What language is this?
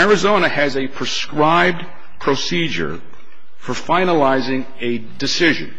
English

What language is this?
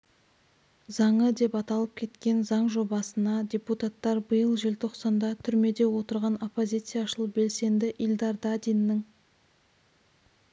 Kazakh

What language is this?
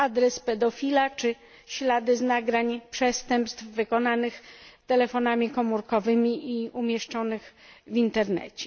Polish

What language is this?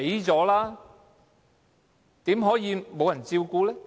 Cantonese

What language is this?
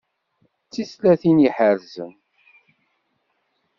Kabyle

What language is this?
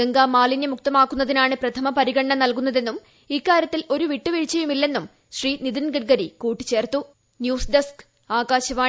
Malayalam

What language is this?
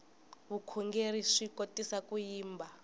Tsonga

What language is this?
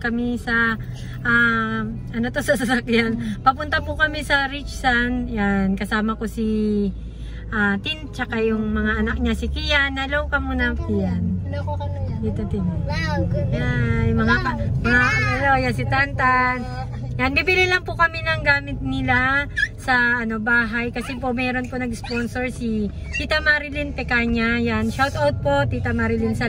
Filipino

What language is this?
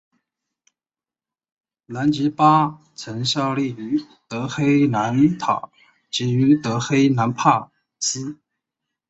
Chinese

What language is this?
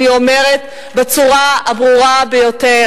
Hebrew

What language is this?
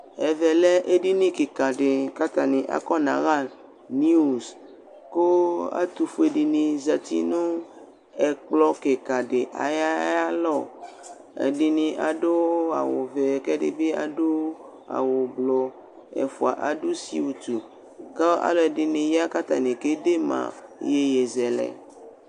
Ikposo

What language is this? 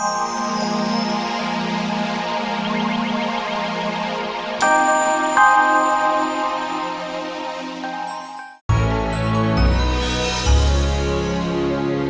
Indonesian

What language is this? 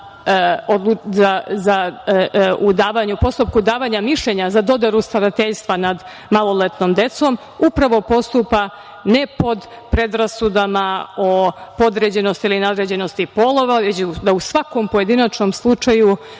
Serbian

